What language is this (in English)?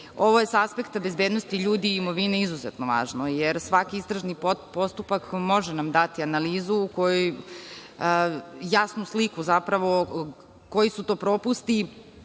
Serbian